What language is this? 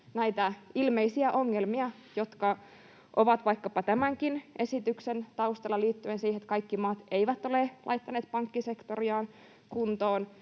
Finnish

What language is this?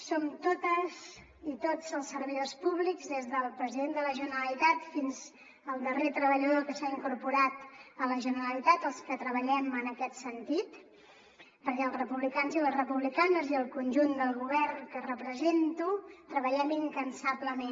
Catalan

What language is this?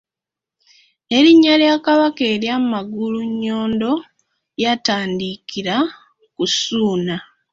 Ganda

